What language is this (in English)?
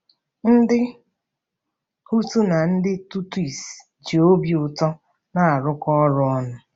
Igbo